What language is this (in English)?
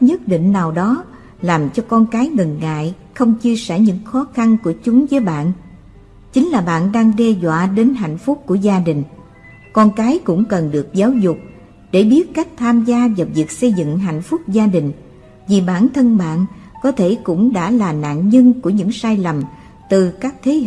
Vietnamese